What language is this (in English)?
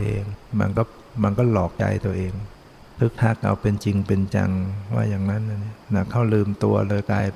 Thai